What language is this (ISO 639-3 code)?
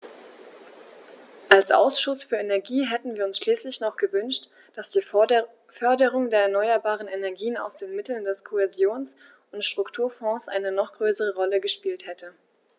deu